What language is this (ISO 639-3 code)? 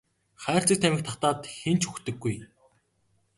mon